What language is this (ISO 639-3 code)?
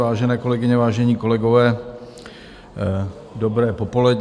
ces